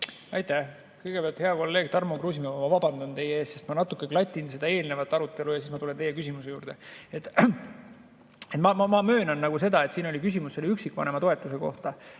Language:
Estonian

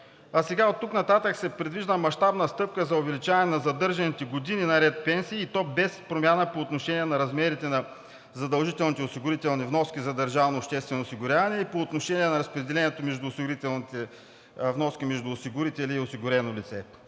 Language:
Bulgarian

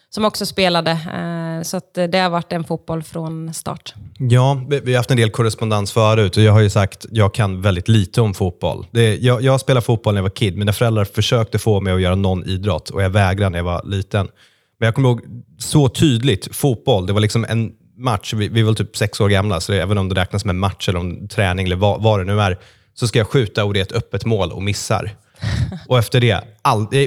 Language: Swedish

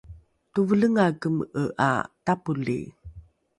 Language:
Rukai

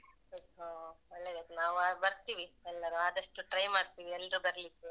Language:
Kannada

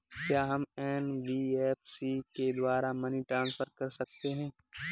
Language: Hindi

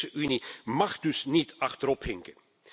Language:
Dutch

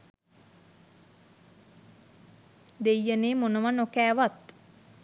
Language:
Sinhala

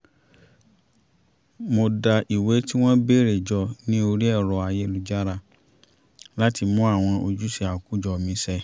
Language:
Yoruba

